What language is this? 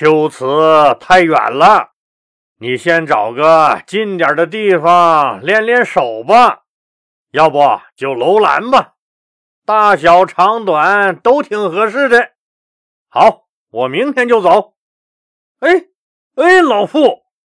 Chinese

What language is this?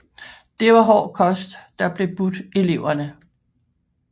Danish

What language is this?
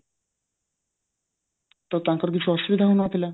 Odia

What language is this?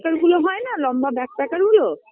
Bangla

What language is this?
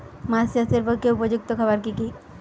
Bangla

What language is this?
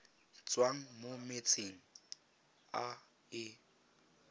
Tswana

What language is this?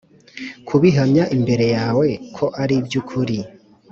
Kinyarwanda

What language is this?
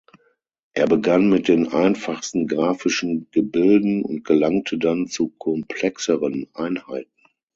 German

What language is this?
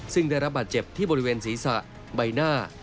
Thai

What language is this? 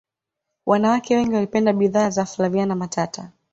Swahili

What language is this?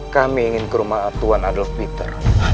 Indonesian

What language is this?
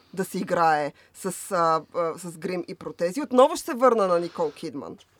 Bulgarian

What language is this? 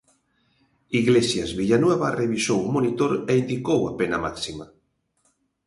Galician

